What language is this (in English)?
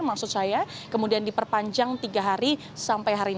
Indonesian